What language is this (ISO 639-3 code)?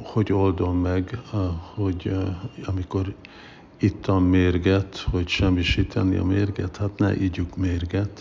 hun